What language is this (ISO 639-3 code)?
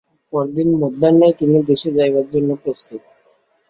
ben